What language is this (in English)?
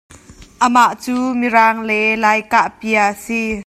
Hakha Chin